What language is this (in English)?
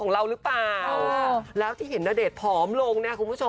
Thai